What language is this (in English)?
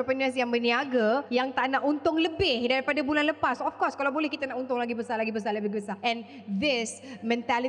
Malay